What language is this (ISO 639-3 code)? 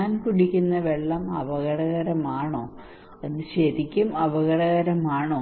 mal